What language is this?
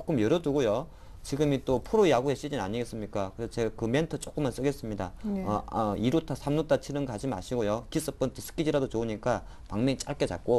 Korean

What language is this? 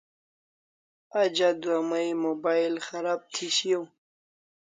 Kalasha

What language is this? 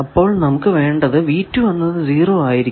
Malayalam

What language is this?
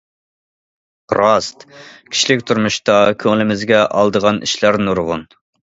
Uyghur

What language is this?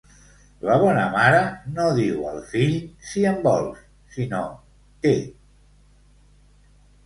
Catalan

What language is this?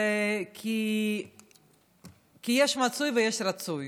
Hebrew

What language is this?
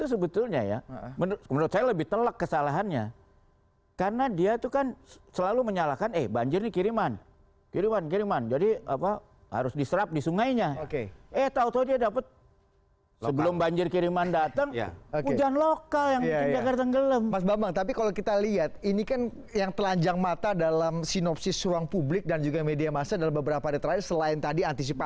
Indonesian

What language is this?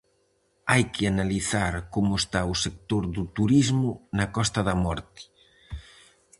Galician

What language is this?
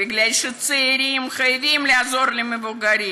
Hebrew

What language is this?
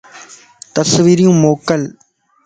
Lasi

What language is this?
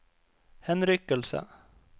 Norwegian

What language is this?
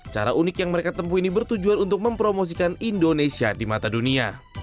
Indonesian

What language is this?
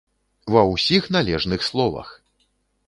Belarusian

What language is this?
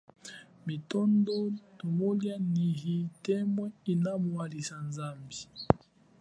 Chokwe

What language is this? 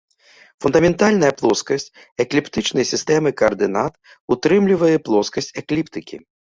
Belarusian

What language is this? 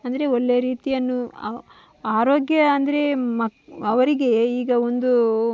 Kannada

